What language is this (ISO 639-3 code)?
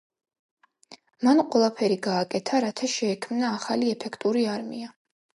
kat